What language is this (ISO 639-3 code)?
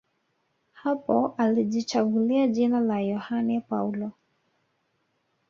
swa